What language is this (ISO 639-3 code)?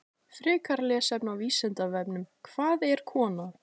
isl